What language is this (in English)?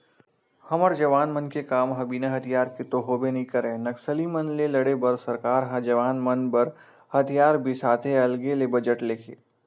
Chhattisgarhi